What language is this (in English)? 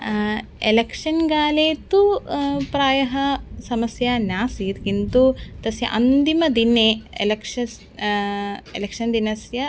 Sanskrit